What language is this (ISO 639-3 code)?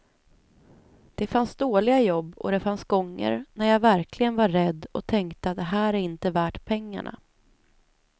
swe